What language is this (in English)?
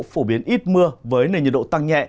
Vietnamese